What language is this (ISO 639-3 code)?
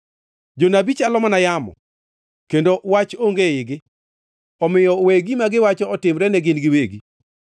luo